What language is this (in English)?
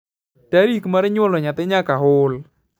Luo (Kenya and Tanzania)